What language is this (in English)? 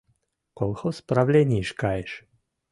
Mari